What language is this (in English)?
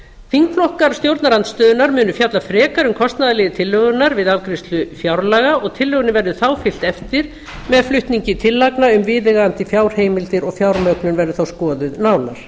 Icelandic